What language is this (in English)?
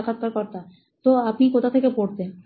Bangla